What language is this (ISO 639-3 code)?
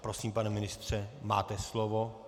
ces